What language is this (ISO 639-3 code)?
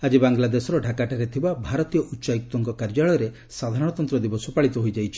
ori